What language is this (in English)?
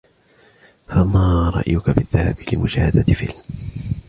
Arabic